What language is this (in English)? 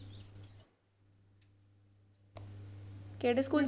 Punjabi